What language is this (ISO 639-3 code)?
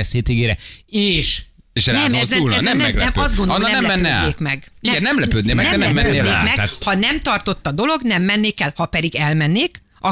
hun